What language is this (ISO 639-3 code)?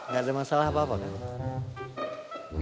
ind